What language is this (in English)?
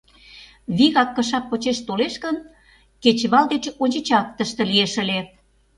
Mari